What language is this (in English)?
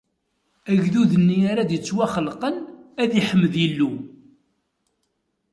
Kabyle